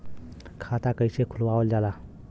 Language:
Bhojpuri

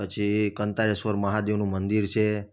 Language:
Gujarati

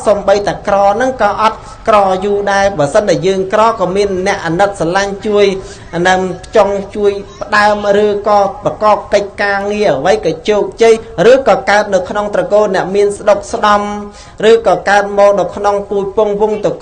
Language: Vietnamese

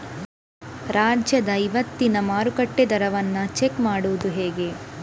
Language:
Kannada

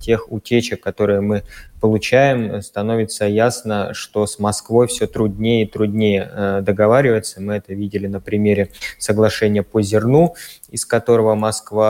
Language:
Russian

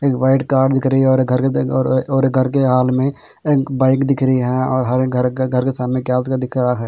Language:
Hindi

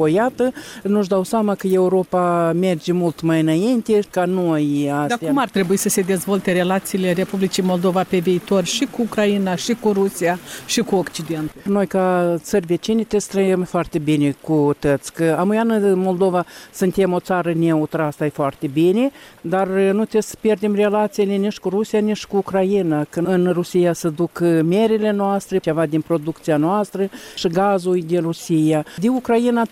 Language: Romanian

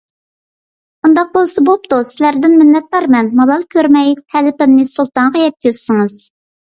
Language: Uyghur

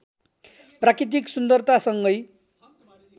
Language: Nepali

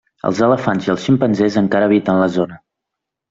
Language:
Catalan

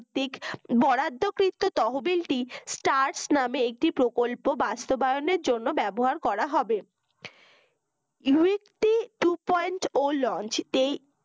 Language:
Bangla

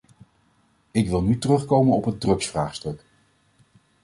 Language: Dutch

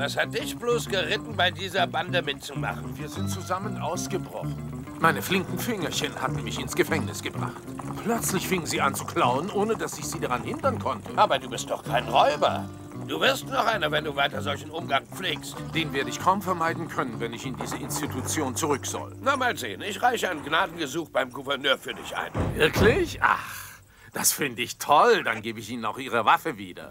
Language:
German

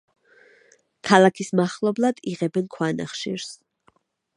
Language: Georgian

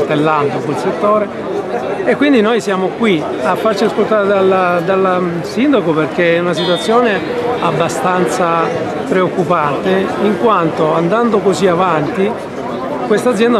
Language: Italian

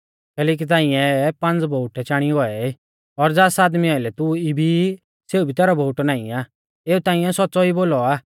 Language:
Mahasu Pahari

